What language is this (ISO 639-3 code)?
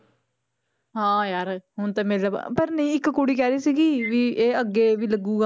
pan